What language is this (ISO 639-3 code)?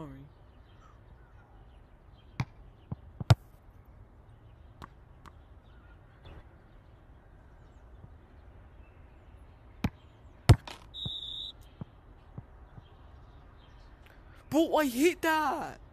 eng